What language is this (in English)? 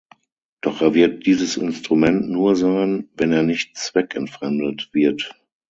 German